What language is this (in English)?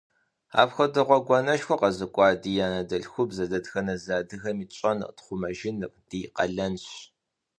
Kabardian